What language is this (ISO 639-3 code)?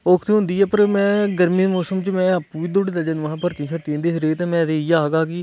doi